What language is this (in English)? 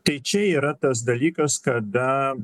Lithuanian